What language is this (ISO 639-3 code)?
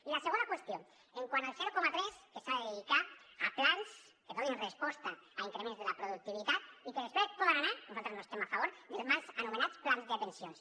cat